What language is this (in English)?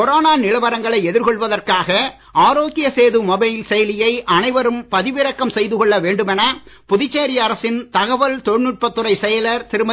Tamil